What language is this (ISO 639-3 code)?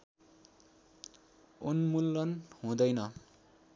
nep